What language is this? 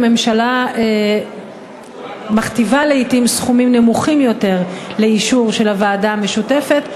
Hebrew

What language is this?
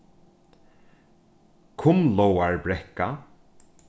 Faroese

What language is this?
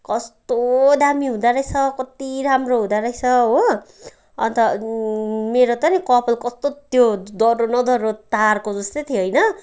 Nepali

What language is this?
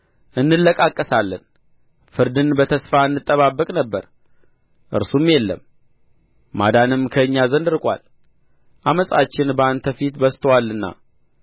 Amharic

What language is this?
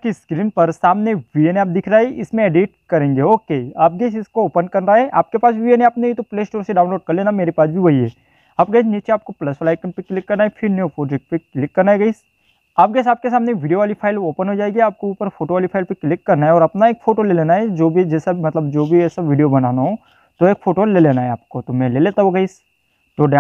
Hindi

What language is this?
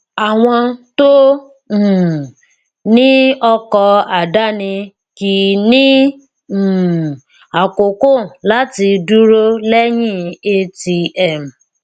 Yoruba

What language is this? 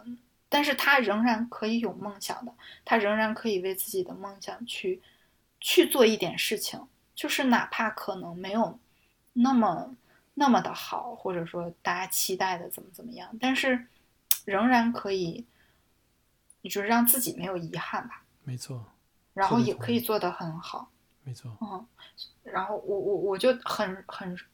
Chinese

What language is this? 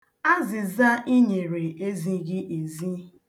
Igbo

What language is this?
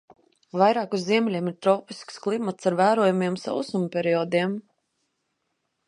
Latvian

